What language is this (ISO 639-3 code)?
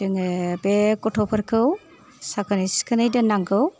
brx